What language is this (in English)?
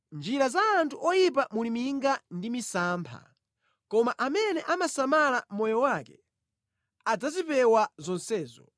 Nyanja